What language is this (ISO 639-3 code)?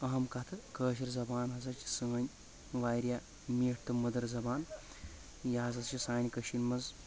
kas